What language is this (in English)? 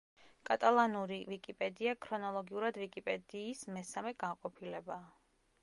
Georgian